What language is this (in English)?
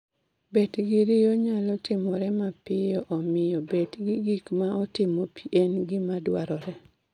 Luo (Kenya and Tanzania)